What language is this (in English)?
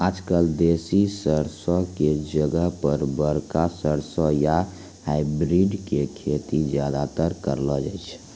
Maithili